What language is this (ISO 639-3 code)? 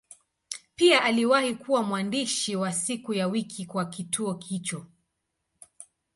swa